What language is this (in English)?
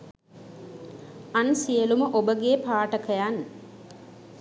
Sinhala